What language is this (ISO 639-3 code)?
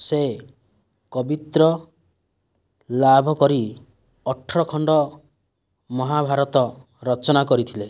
ori